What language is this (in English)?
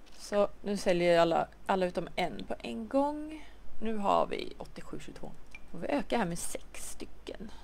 Swedish